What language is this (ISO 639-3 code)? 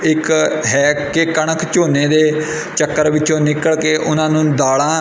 pan